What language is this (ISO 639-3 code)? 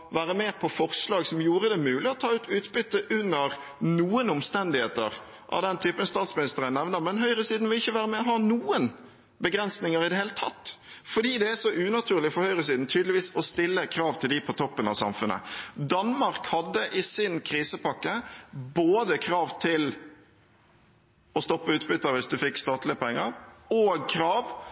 nob